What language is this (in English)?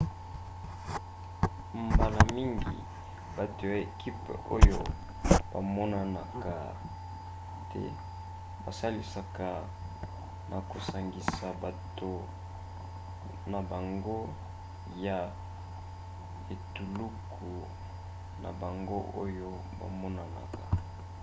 Lingala